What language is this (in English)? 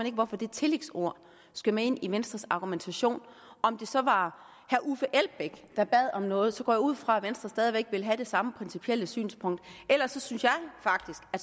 Danish